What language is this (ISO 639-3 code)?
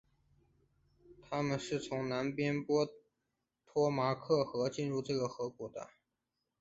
zho